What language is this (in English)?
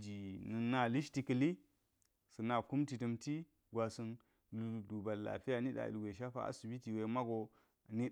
Geji